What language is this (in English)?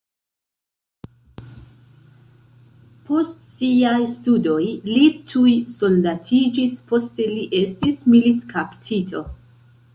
Esperanto